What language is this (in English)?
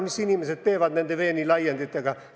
Estonian